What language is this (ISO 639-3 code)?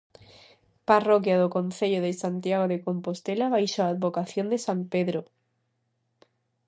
glg